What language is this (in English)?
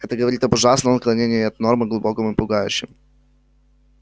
Russian